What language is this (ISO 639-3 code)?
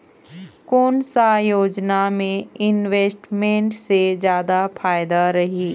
hne